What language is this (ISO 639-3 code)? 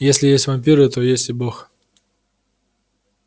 rus